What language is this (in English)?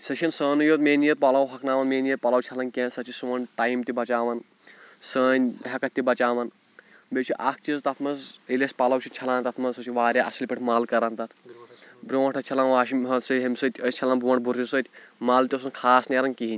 Kashmiri